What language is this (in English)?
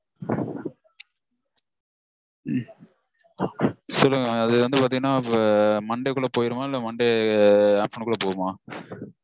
Tamil